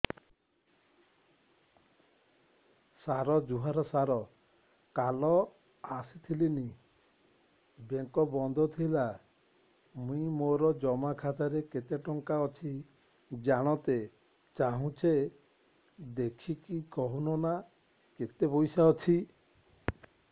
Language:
Odia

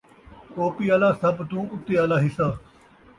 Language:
Saraiki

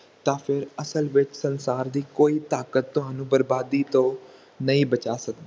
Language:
Punjabi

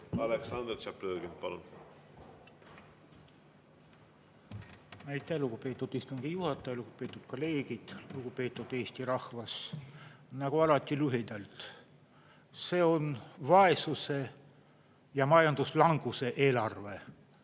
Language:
Estonian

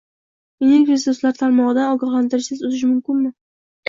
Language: Uzbek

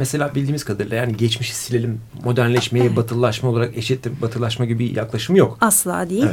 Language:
Turkish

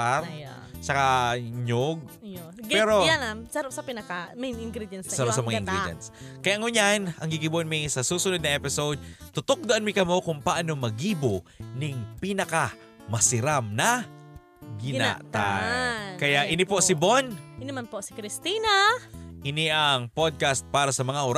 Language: Filipino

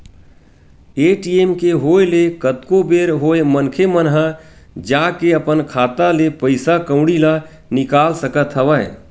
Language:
Chhattisgarhi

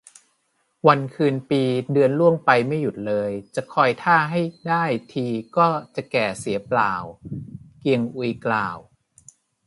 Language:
Thai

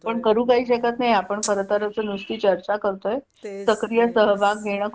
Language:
Marathi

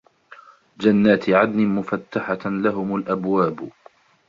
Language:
Arabic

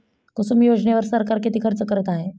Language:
Marathi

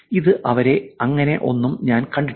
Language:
Malayalam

